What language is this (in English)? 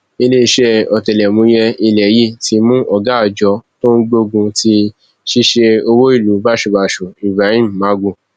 Yoruba